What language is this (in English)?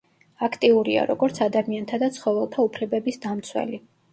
Georgian